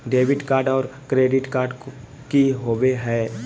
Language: Magahi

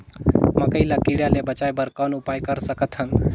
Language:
Chhattisgarhi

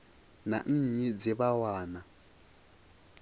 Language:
Venda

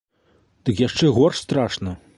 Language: Belarusian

